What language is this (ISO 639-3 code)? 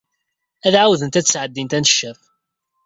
kab